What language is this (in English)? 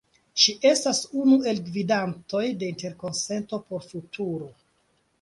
Esperanto